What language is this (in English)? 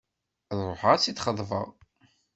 Kabyle